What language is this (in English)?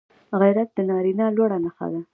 Pashto